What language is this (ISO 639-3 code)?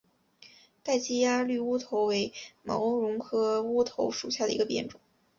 zho